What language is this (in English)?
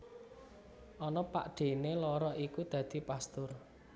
Javanese